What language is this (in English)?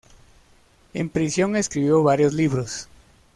Spanish